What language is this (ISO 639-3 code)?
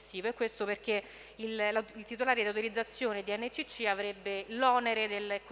ita